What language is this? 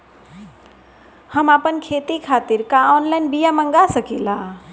Bhojpuri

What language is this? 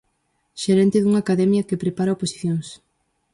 Galician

